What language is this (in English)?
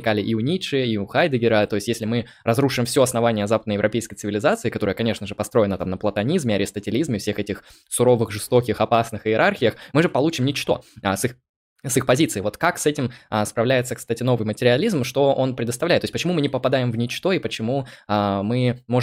Russian